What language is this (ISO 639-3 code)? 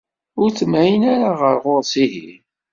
kab